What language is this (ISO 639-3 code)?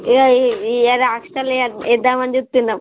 tel